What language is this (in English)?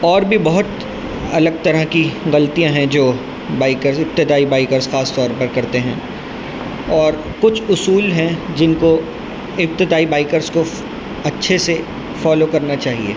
Urdu